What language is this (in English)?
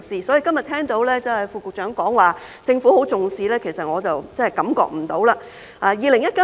Cantonese